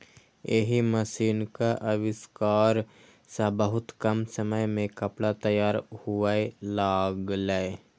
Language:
Maithili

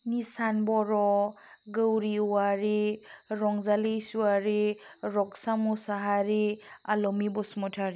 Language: Bodo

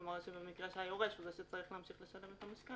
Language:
Hebrew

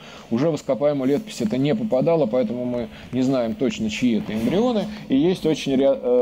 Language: Russian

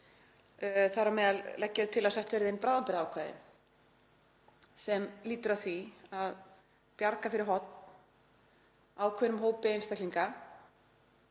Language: Icelandic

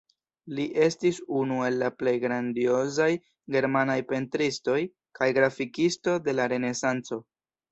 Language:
Esperanto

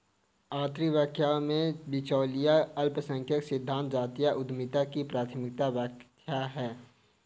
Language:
Hindi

